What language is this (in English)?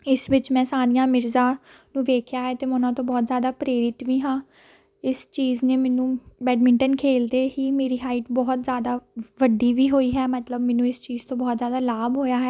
Punjabi